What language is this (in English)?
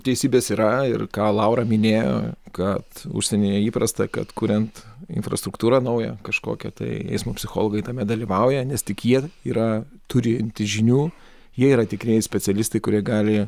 Lithuanian